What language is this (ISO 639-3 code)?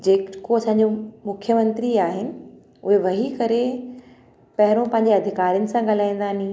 snd